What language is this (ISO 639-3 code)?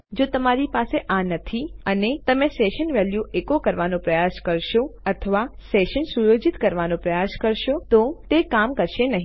guj